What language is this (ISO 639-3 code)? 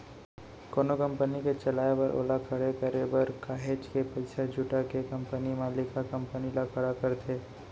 hne